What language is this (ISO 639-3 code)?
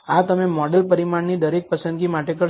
guj